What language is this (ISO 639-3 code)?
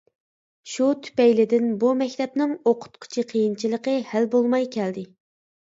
uig